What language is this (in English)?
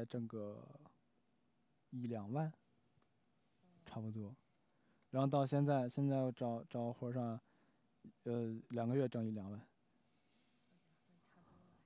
Chinese